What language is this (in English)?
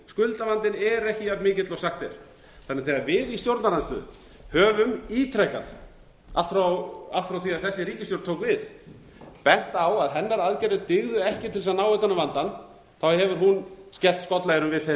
Icelandic